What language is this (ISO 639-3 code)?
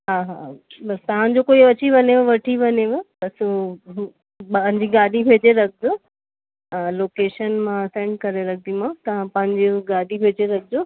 snd